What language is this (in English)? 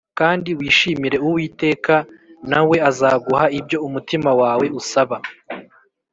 Kinyarwanda